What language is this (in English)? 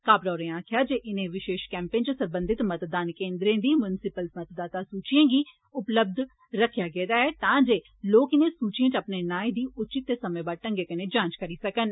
Dogri